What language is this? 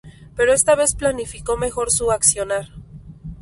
Spanish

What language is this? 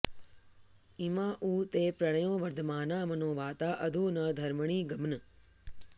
Sanskrit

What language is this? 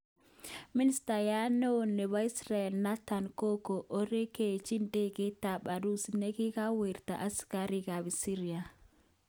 Kalenjin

